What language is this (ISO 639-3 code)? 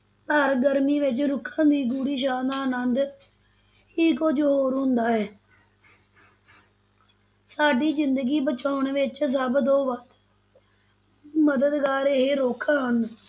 pan